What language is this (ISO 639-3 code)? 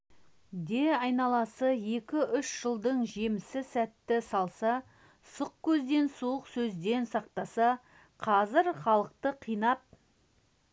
kaz